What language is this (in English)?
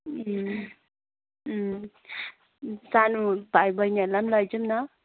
Nepali